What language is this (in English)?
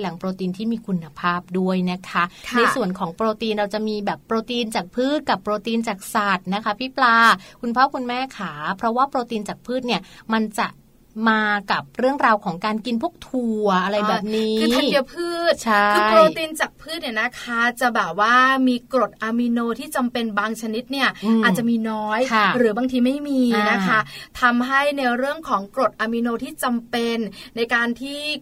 Thai